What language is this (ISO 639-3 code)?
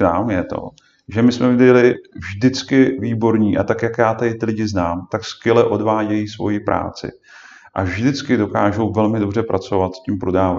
ces